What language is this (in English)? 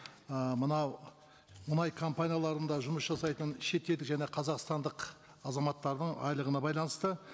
Kazakh